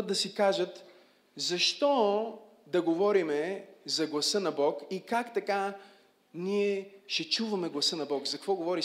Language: Bulgarian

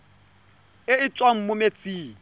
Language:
Tswana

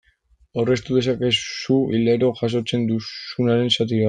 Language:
Basque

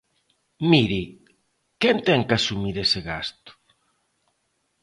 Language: Galician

